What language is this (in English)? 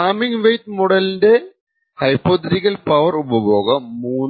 Malayalam